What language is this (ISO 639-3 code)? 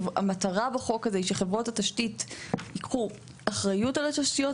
heb